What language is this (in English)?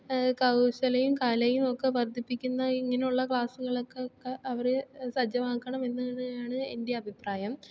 Malayalam